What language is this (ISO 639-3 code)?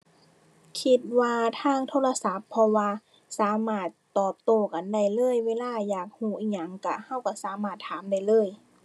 tha